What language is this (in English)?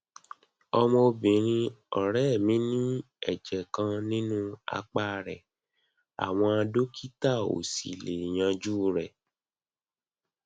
Yoruba